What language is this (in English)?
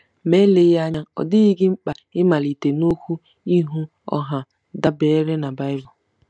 Igbo